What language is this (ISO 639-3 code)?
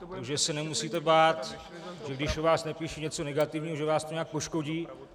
ces